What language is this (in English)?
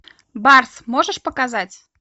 Russian